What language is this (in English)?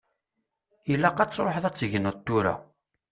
Kabyle